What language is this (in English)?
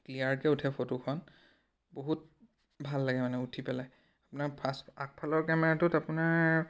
Assamese